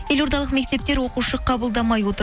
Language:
Kazakh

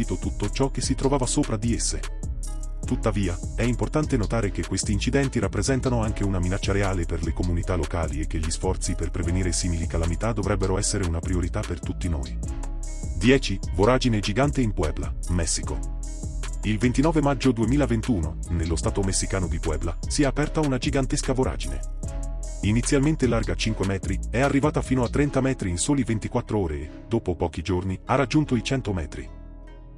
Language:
Italian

